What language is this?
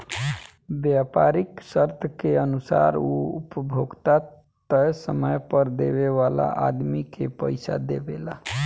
Bhojpuri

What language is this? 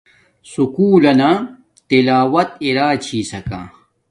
Domaaki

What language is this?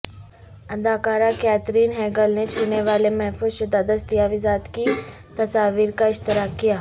Urdu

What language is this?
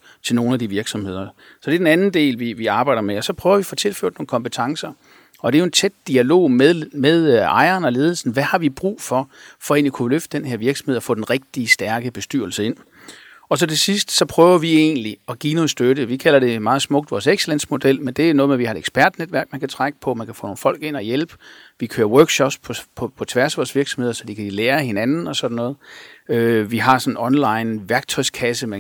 Danish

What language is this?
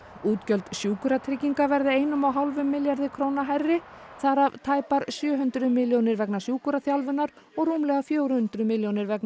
Icelandic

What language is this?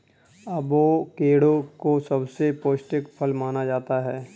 Hindi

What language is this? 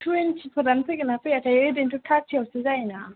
Bodo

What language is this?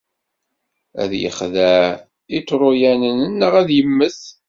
Kabyle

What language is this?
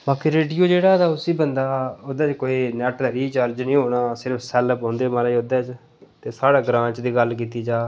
Dogri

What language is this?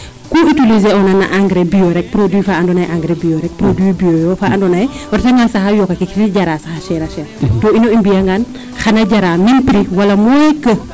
Serer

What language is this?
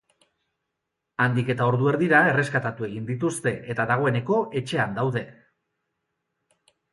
Basque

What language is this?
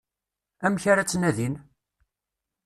Kabyle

